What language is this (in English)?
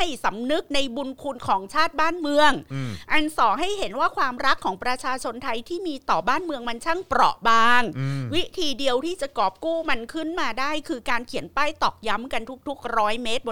Thai